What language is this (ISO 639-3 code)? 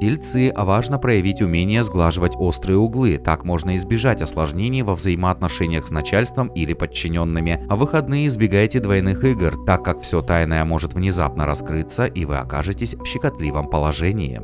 rus